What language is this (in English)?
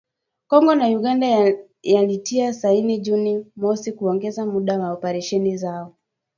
Swahili